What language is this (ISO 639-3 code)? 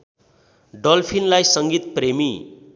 nep